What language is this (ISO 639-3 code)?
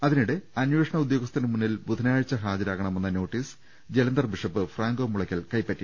mal